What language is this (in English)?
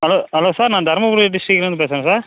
Tamil